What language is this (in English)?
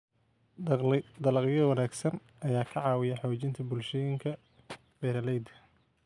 Somali